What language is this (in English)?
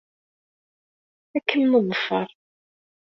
Kabyle